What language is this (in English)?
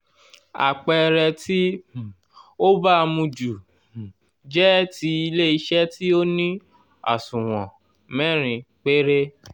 Yoruba